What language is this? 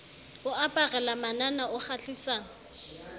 Southern Sotho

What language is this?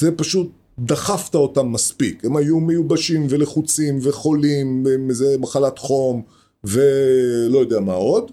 Hebrew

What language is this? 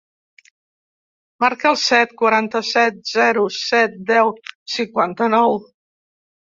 Catalan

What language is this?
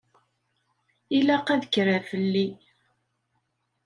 Kabyle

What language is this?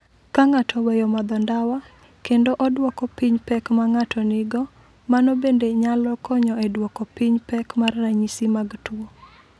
Luo (Kenya and Tanzania)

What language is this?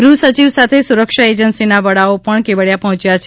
Gujarati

